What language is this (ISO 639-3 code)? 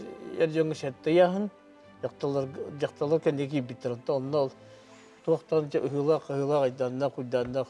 tur